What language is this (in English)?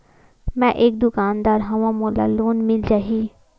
Chhattisgarhi